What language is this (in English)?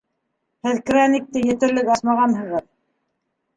Bashkir